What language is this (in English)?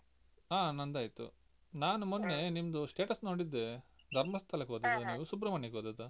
Kannada